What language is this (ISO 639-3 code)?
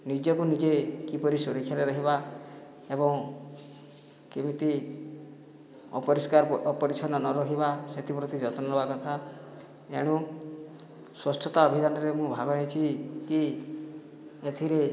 ori